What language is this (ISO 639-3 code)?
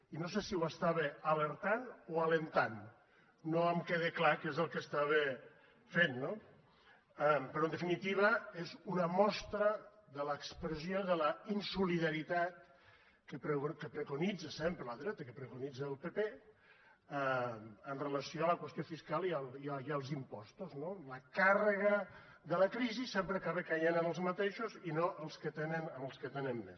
cat